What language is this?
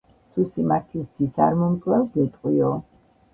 Georgian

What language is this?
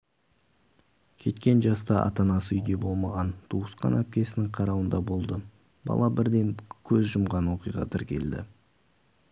Kazakh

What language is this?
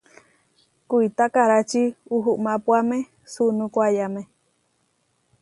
Huarijio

